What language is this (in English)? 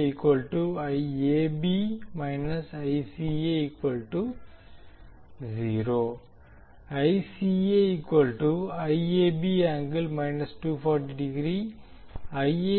Tamil